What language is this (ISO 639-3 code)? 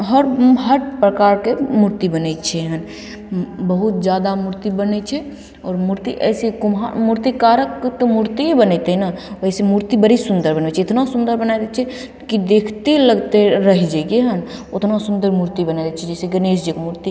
mai